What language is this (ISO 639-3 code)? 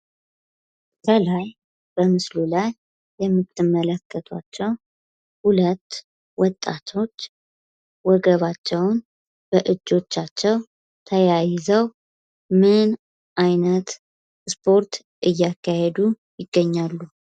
amh